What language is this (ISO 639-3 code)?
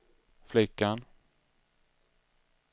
swe